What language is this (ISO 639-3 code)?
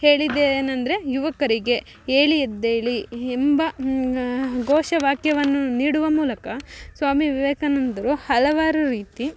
kan